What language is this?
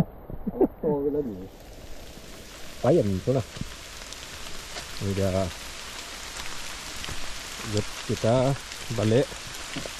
Malay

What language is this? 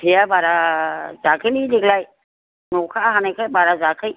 Bodo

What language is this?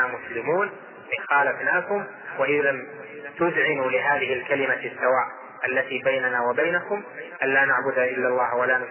Arabic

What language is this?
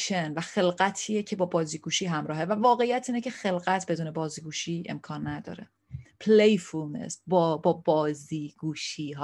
Persian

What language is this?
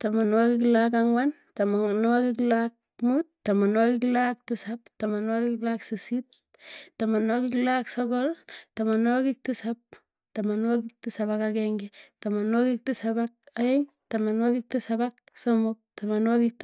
Tugen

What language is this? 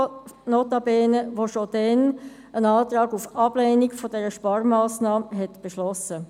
Swiss German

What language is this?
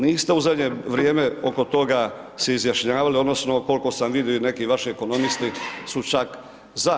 Croatian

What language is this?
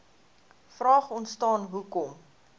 Afrikaans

